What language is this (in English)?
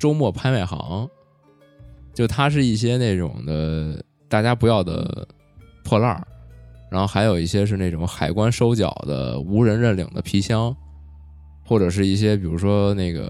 Chinese